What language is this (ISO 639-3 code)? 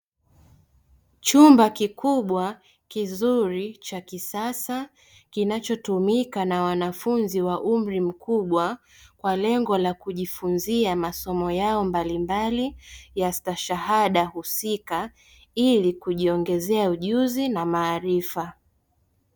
swa